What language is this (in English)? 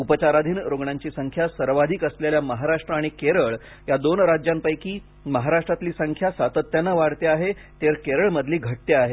Marathi